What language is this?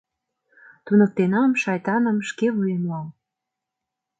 Mari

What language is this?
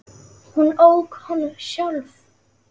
Icelandic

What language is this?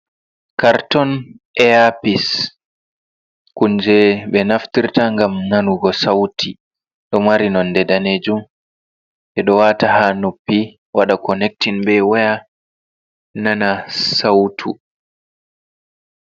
Fula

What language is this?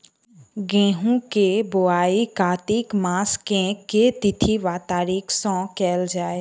Maithili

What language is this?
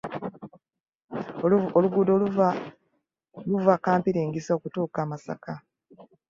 Ganda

